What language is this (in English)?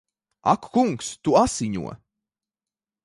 Latvian